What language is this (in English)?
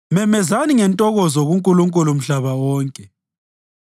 North Ndebele